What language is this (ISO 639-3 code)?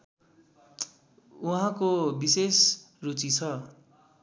nep